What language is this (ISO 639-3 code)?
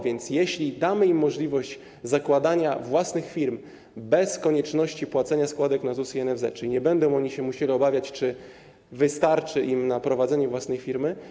pol